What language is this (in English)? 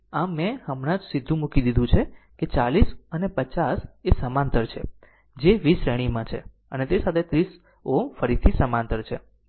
Gujarati